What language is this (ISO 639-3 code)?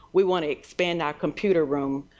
eng